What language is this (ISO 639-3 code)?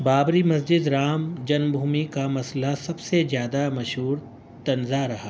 urd